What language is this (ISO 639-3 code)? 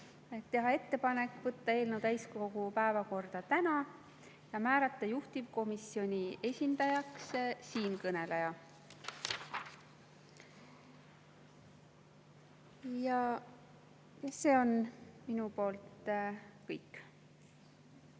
est